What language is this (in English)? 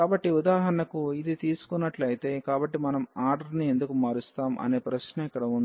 Telugu